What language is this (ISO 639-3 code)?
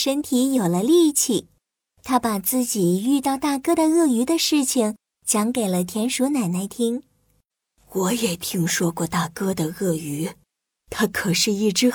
zho